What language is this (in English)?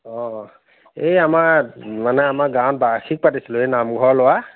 Assamese